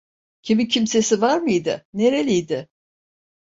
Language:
Turkish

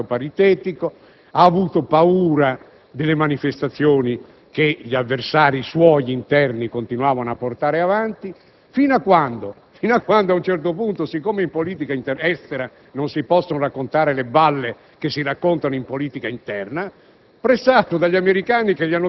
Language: Italian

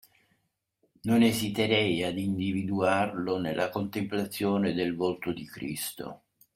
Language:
Italian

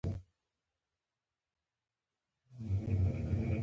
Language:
Pashto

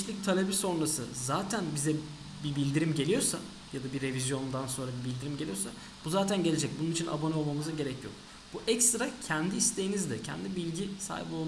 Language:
Turkish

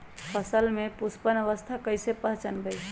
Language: Magahi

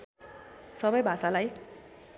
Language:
Nepali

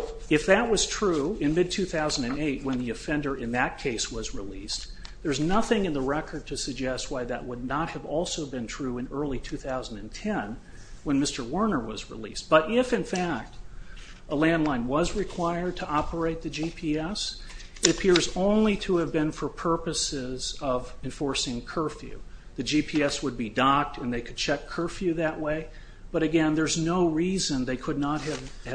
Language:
English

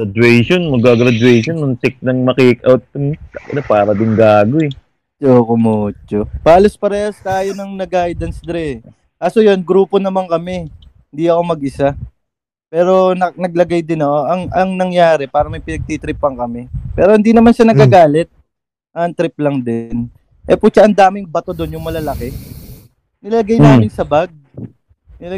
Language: Filipino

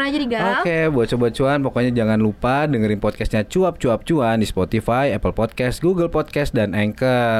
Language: Indonesian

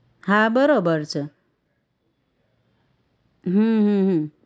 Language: Gujarati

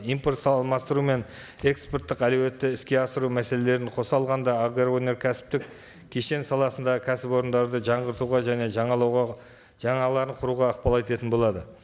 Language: Kazakh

